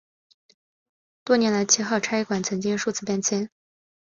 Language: Chinese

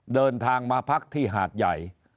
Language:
Thai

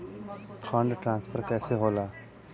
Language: Bhojpuri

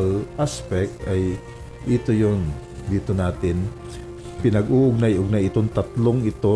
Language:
Filipino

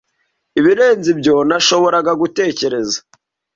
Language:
Kinyarwanda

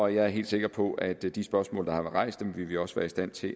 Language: Danish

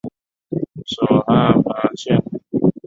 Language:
Chinese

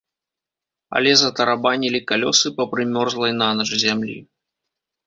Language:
Belarusian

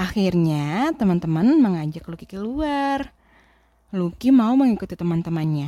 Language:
Indonesian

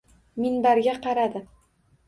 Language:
Uzbek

